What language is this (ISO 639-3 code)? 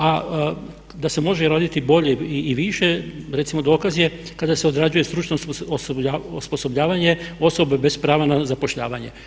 hrv